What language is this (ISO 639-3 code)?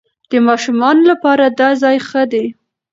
pus